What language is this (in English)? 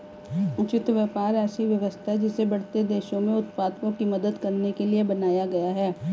Hindi